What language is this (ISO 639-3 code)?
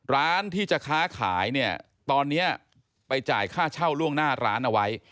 tha